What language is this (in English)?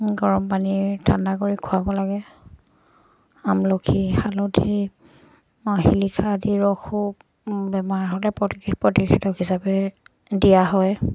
Assamese